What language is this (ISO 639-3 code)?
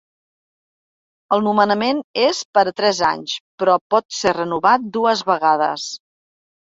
cat